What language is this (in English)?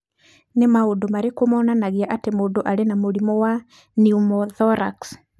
Kikuyu